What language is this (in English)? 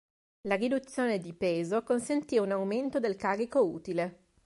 Italian